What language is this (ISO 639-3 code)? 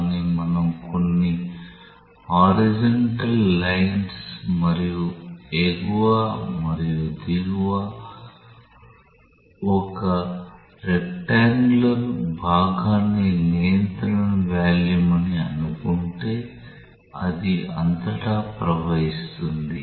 tel